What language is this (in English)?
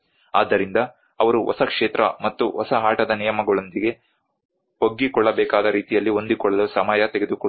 Kannada